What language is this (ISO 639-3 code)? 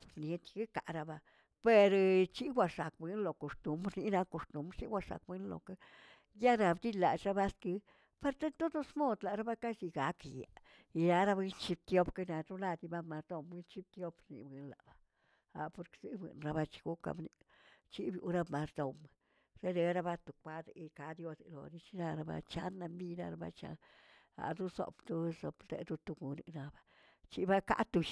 zts